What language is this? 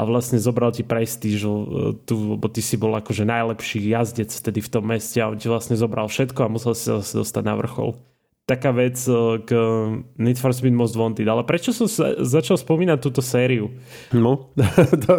Slovak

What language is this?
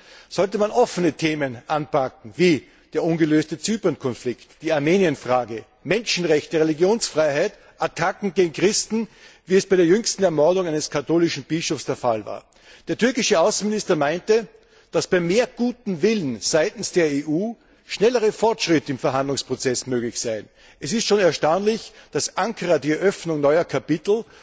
German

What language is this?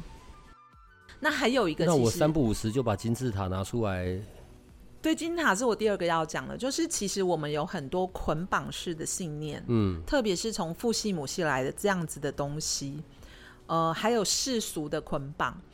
Chinese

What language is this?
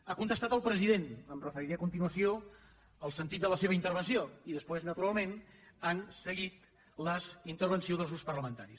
Catalan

